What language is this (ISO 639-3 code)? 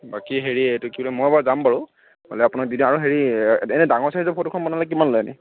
asm